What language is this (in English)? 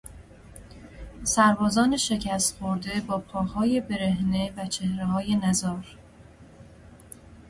Persian